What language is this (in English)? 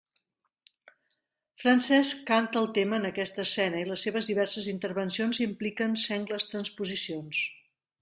Catalan